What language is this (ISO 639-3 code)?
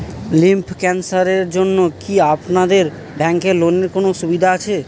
ben